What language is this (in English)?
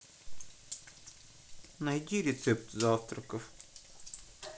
Russian